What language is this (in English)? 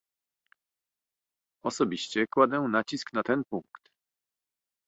Polish